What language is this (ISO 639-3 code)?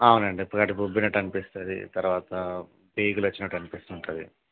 tel